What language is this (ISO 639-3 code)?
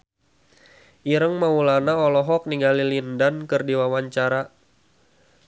sun